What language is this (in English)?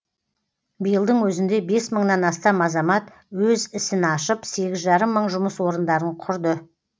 Kazakh